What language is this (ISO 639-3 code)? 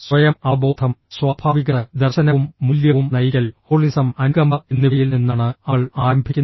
mal